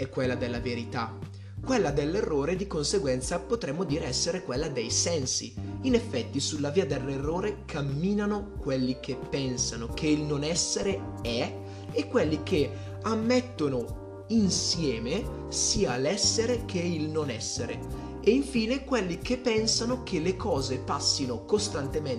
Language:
Italian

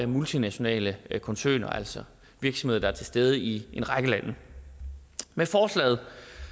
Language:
Danish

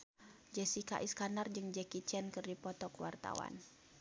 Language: Sundanese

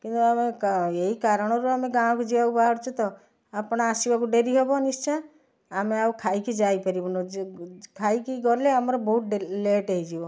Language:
Odia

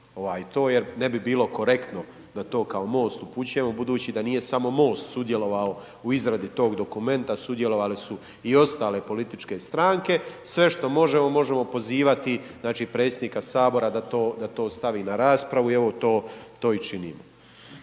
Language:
Croatian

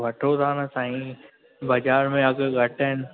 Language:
Sindhi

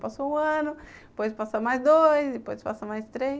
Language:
Portuguese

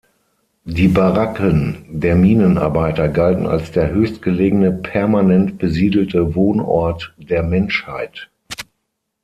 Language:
German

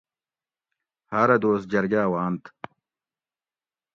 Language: Gawri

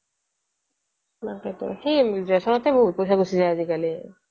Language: Assamese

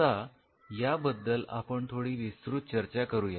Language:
Marathi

